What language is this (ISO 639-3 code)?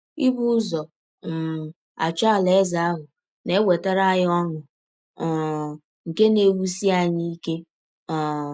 ibo